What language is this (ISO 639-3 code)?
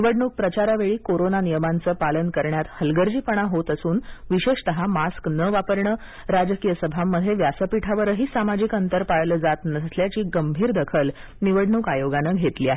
mar